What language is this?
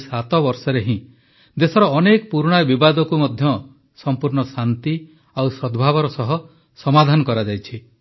Odia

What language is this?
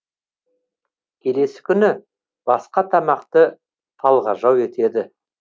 Kazakh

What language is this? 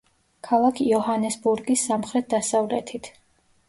Georgian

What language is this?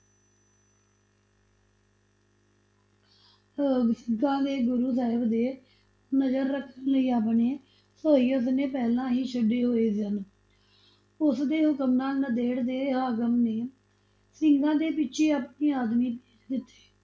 Punjabi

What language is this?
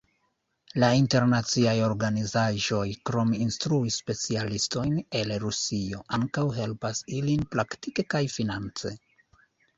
Esperanto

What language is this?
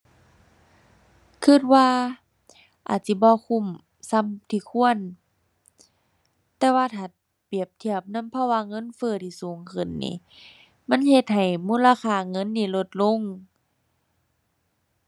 Thai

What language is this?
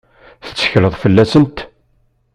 Kabyle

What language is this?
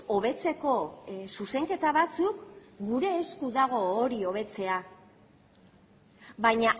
Basque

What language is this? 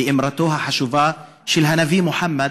Hebrew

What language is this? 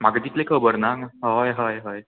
Konkani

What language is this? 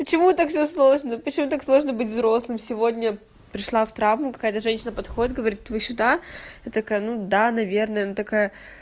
Russian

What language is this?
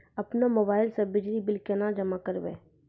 Maithili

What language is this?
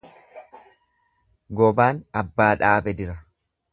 Oromo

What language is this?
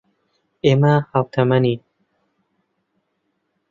Central Kurdish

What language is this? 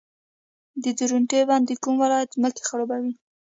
Pashto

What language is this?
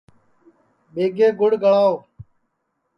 Sansi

